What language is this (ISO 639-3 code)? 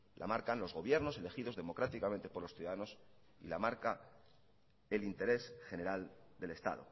spa